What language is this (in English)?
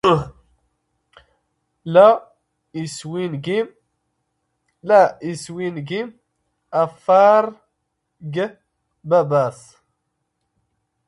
Standard Moroccan Tamazight